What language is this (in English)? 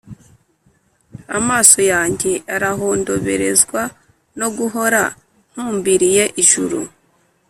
Kinyarwanda